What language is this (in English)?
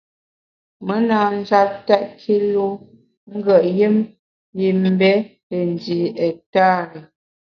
Bamun